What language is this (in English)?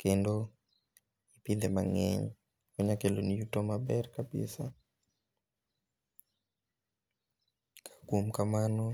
Luo (Kenya and Tanzania)